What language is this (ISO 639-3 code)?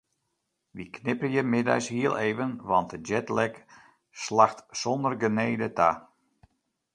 fry